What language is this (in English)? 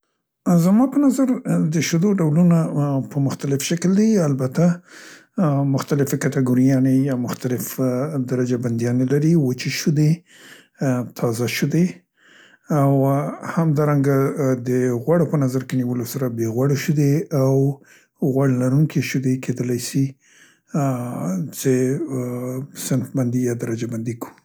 Central Pashto